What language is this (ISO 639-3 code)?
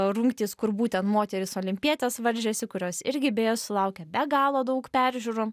lit